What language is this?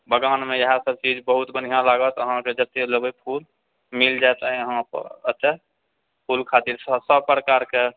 Maithili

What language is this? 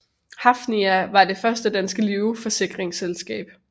Danish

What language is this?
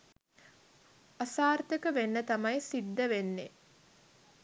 Sinhala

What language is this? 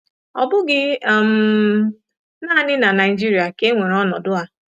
Igbo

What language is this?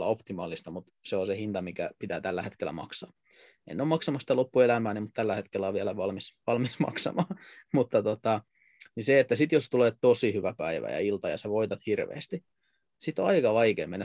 Finnish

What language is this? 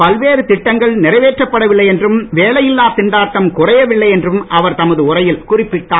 Tamil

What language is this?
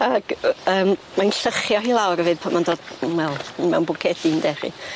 Welsh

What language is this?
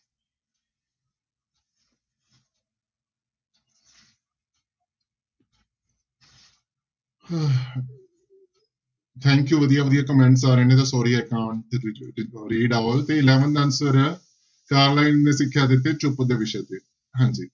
Punjabi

